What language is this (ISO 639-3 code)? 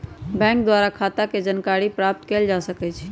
mag